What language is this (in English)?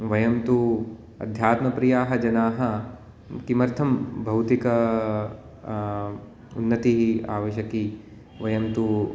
Sanskrit